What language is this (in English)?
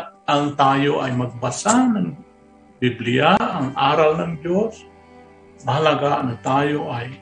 Filipino